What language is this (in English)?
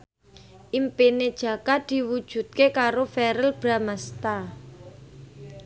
Javanese